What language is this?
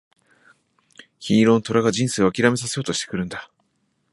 Japanese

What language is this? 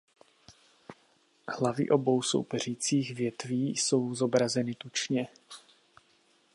Czech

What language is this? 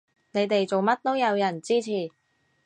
Cantonese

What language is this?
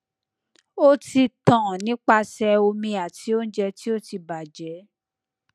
Yoruba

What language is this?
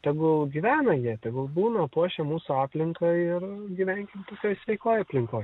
Lithuanian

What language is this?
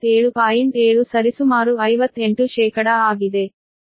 Kannada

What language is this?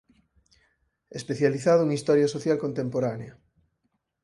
Galician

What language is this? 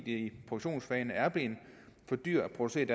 Danish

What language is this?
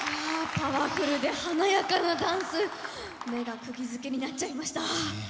Japanese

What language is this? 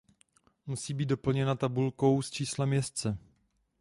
Czech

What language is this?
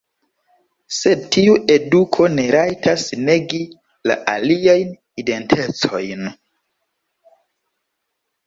Esperanto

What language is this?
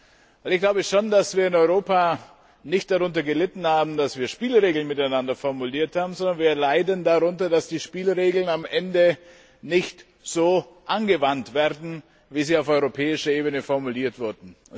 German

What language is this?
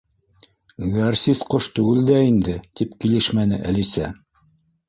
Bashkir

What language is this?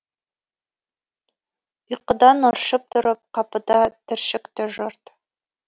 Kazakh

